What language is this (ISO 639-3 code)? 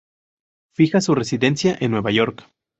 spa